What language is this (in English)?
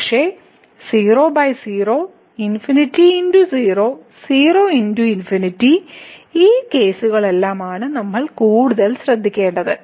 Malayalam